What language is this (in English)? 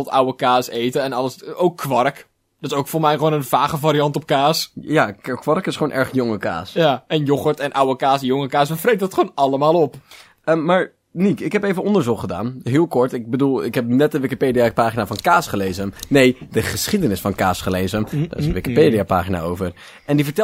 Dutch